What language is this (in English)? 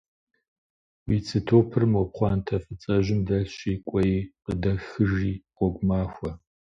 Kabardian